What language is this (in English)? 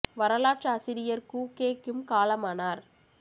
Tamil